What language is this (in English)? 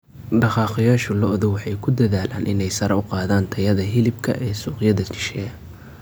Somali